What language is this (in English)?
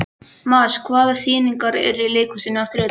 Icelandic